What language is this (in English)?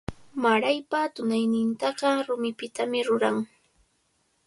Cajatambo North Lima Quechua